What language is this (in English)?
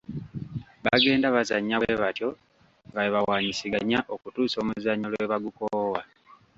Ganda